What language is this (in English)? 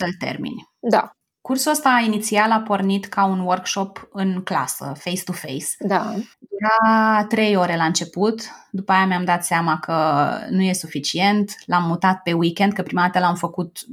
Romanian